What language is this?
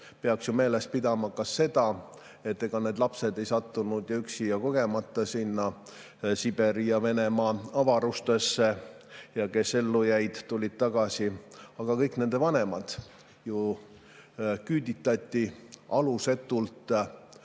Estonian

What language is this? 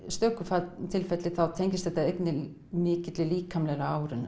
Icelandic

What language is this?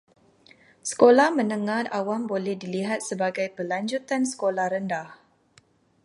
Malay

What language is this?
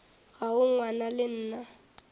Northern Sotho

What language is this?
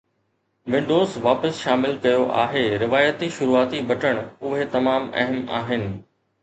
Sindhi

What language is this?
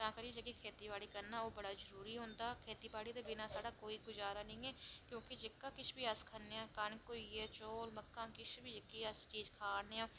Dogri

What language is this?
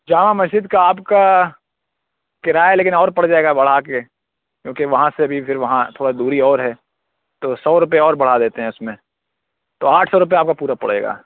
Urdu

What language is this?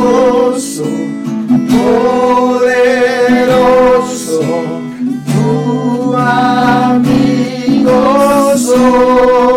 Spanish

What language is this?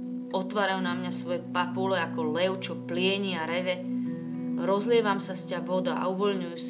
Slovak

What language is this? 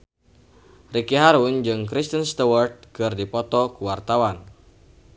Sundanese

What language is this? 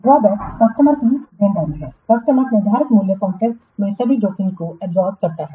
Hindi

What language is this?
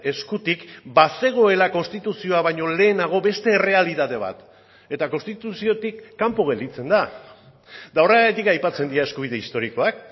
Basque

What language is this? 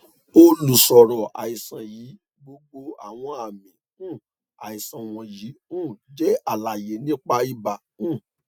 Yoruba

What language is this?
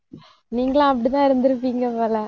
Tamil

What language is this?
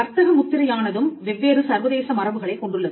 Tamil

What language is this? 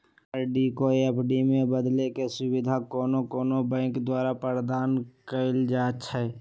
Magahi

